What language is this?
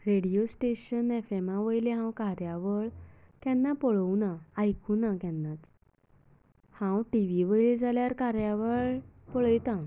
Konkani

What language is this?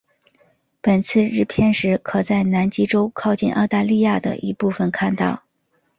Chinese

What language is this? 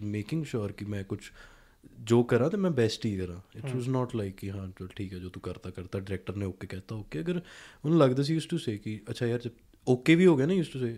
Punjabi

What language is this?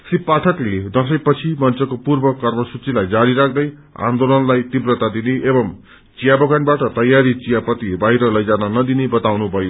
Nepali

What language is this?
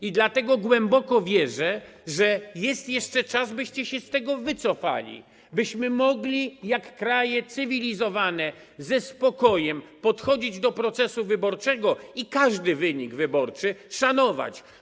Polish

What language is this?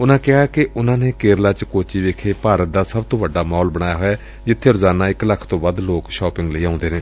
Punjabi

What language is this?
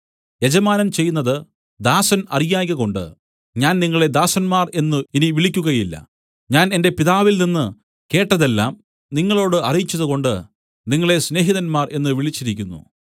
Malayalam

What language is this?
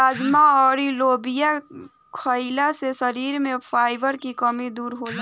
Bhojpuri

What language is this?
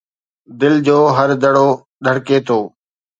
Sindhi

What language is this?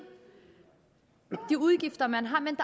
Danish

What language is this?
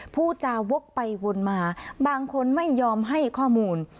Thai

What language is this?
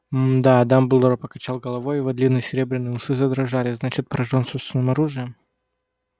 Russian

